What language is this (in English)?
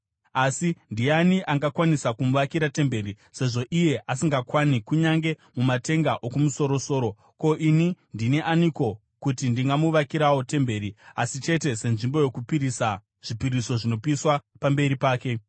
Shona